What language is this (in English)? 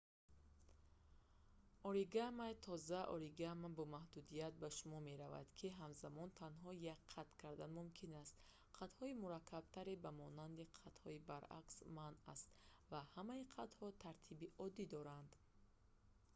Tajik